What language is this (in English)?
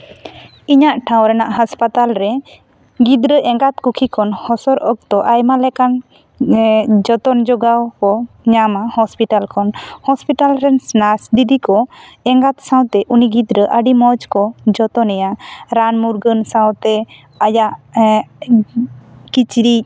Santali